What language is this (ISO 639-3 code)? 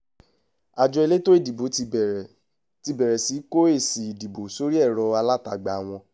yor